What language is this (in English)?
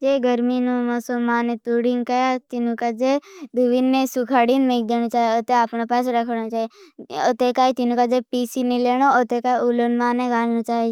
Bhili